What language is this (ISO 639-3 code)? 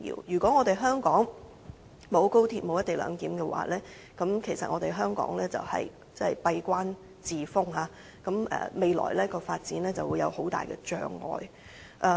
yue